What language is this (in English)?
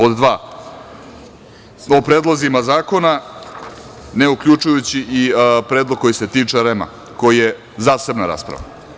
Serbian